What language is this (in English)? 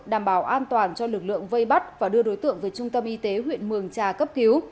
Vietnamese